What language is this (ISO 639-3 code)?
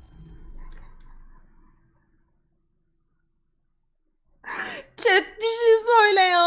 tur